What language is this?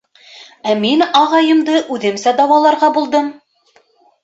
Bashkir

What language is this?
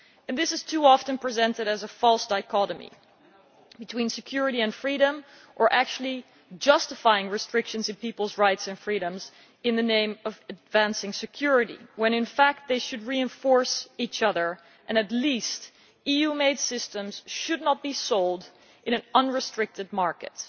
English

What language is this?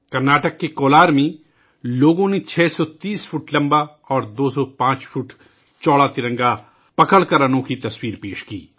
Urdu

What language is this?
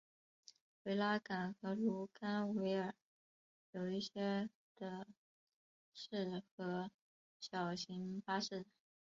Chinese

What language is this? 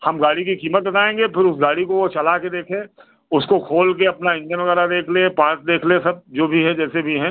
Hindi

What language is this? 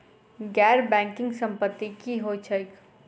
Maithili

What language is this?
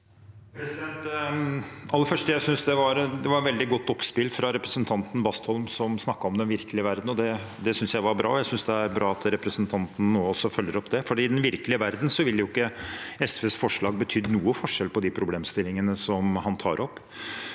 Norwegian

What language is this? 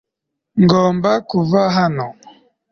Kinyarwanda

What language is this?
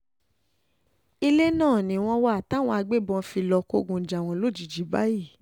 Yoruba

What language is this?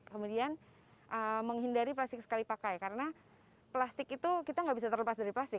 Indonesian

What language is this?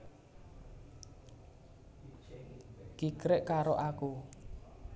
Javanese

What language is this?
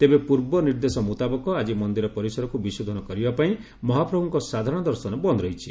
Odia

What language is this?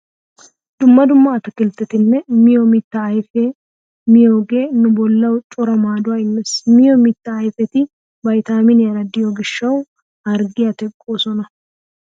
Wolaytta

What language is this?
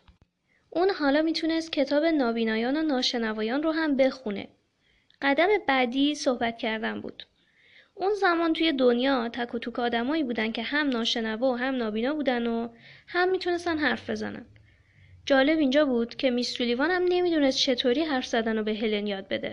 Persian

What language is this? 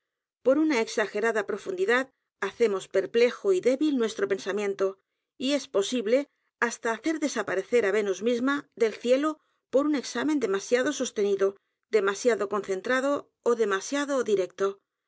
Spanish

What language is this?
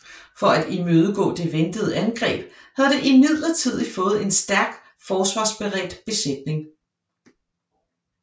Danish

